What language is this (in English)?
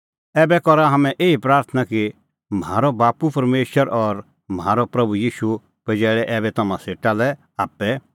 Kullu Pahari